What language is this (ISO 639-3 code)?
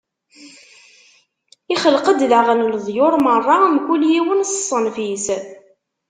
kab